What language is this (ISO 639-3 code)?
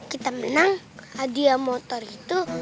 ind